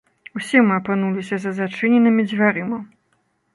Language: Belarusian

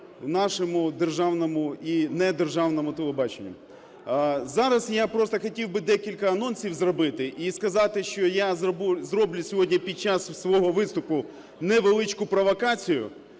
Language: Ukrainian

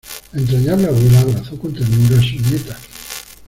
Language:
Spanish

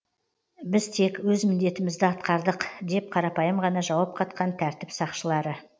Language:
Kazakh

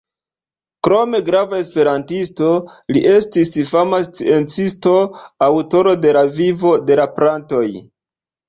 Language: Esperanto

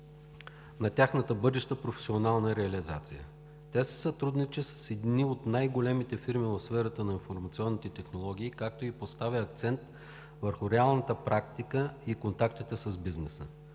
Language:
Bulgarian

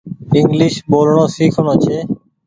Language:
Goaria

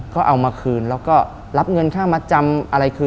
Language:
Thai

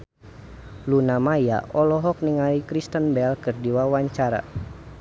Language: Sundanese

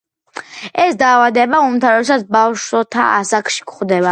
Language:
Georgian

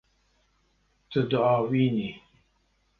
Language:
Kurdish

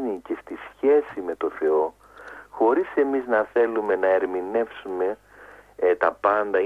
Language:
Greek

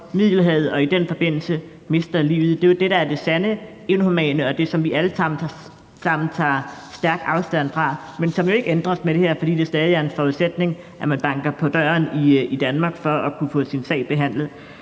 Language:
Danish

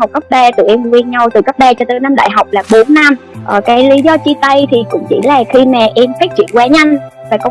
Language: Vietnamese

